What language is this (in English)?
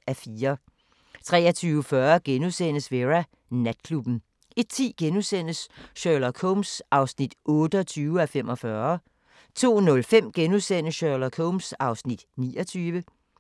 Danish